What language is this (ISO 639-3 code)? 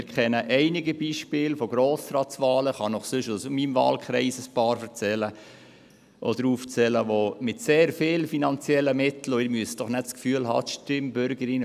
gsw